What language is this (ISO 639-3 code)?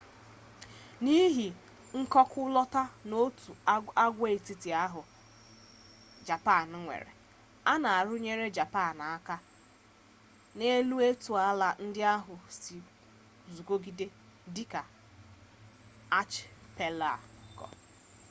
ibo